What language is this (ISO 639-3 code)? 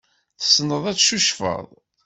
kab